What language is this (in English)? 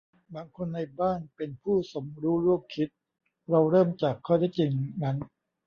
Thai